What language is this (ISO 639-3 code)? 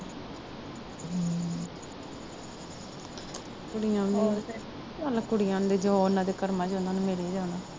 pan